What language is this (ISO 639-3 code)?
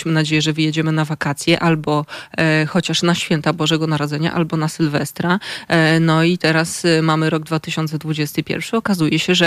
pol